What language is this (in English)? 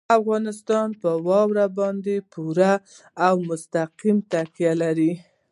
Pashto